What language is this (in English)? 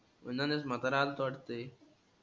Marathi